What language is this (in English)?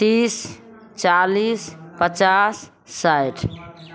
Maithili